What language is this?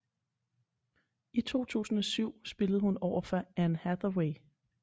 Danish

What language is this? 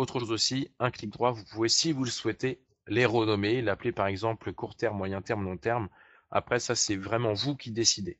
French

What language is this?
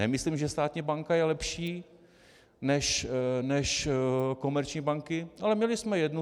Czech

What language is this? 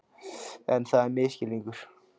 Icelandic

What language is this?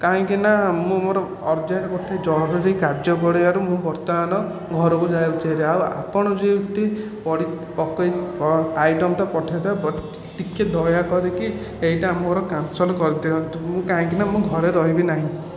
Odia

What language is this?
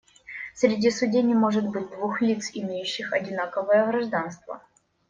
Russian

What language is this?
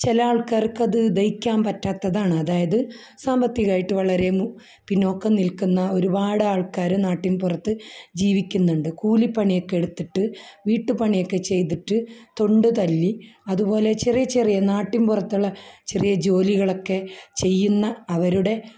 Malayalam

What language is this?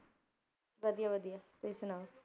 Punjabi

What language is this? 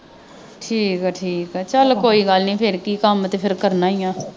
Punjabi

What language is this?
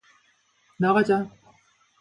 Korean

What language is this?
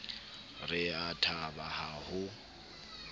Southern Sotho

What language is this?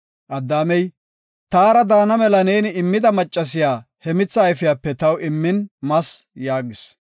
Gofa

